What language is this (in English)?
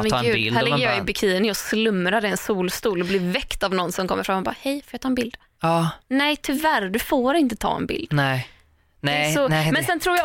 Swedish